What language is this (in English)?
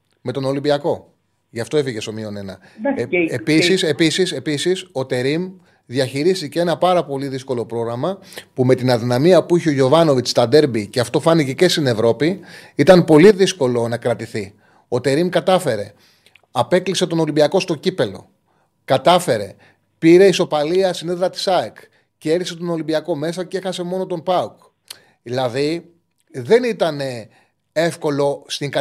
Greek